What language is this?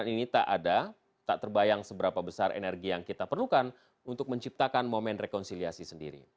Indonesian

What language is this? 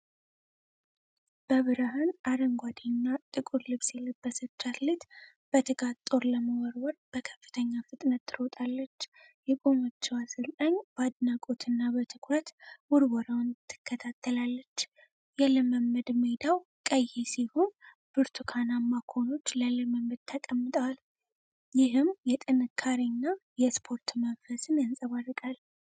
Amharic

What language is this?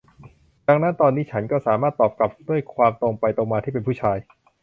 Thai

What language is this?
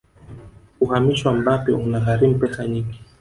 Swahili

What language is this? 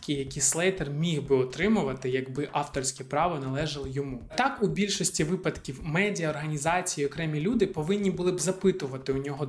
Ukrainian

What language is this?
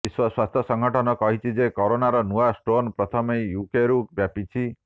Odia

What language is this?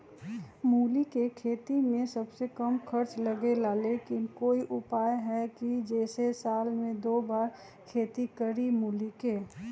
Magahi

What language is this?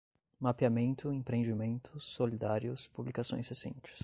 Portuguese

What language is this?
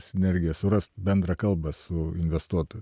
Lithuanian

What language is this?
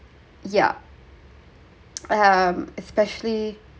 English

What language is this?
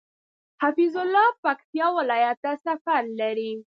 Pashto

